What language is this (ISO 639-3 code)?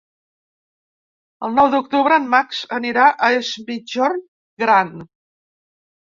cat